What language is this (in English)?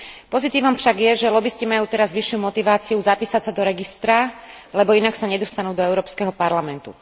Slovak